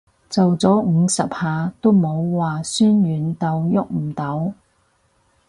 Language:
Cantonese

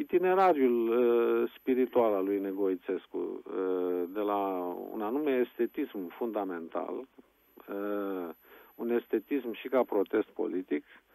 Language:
Romanian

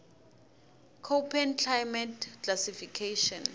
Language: Tsonga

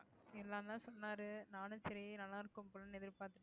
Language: Tamil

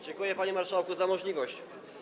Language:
Polish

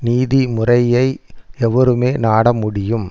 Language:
Tamil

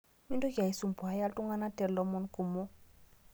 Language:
Masai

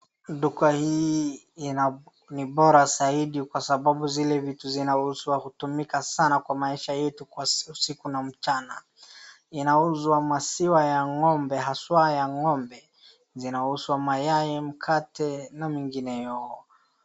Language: Swahili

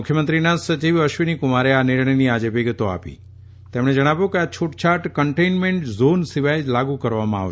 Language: Gujarati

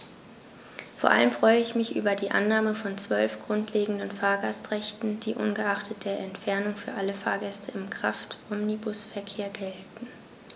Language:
German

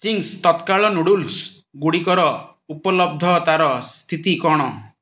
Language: Odia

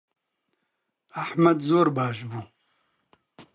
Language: Central Kurdish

